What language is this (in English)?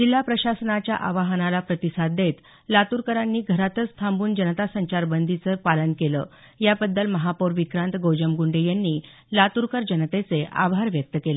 Marathi